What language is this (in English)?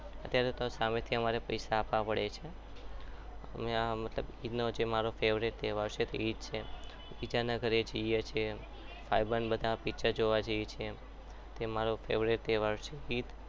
Gujarati